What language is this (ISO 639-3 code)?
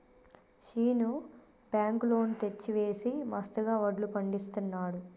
tel